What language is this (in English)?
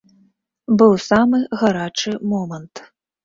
Belarusian